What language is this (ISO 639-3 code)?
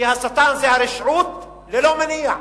heb